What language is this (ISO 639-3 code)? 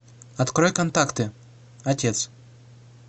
rus